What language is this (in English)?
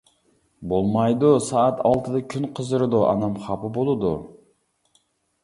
Uyghur